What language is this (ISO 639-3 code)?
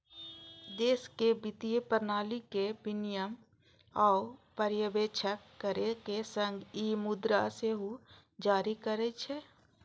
mai